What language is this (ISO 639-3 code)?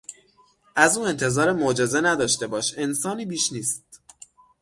fas